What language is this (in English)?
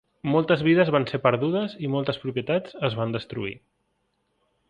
Catalan